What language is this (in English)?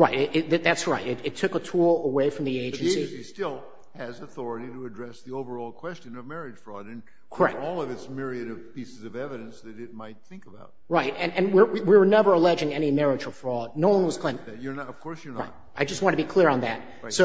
English